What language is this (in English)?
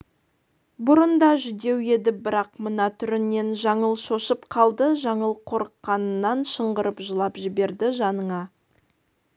Kazakh